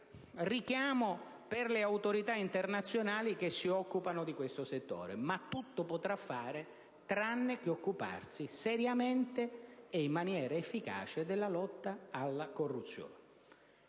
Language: Italian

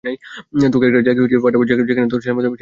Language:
Bangla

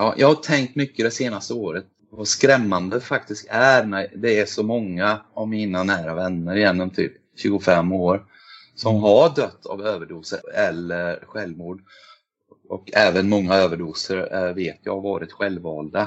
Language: Swedish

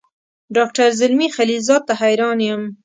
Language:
Pashto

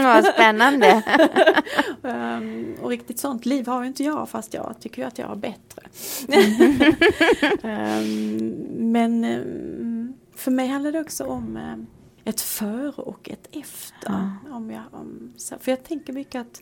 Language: Swedish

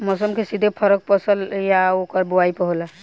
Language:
Bhojpuri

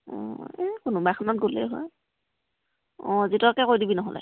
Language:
Assamese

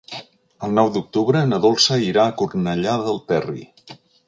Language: Catalan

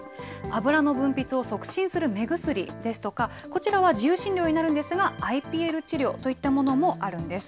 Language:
Japanese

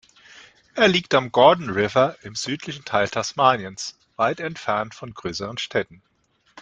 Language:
German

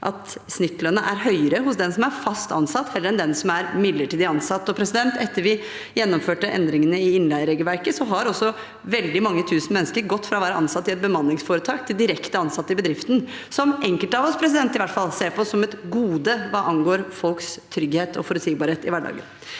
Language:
Norwegian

